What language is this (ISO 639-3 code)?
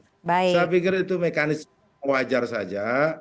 ind